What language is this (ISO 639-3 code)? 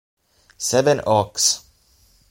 ita